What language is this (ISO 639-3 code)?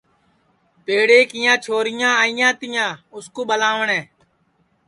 ssi